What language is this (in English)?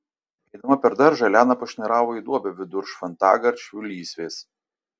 Lithuanian